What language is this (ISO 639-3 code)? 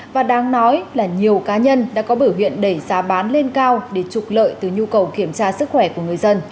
vie